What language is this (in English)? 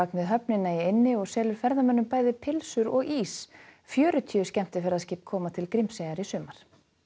Icelandic